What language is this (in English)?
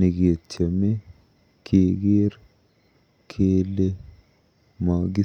Kalenjin